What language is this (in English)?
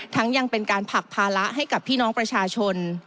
Thai